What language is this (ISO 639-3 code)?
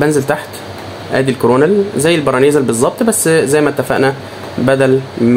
ara